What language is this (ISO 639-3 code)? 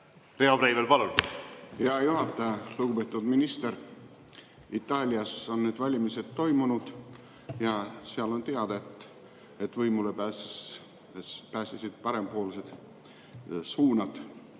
est